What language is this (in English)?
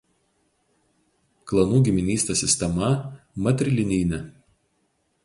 Lithuanian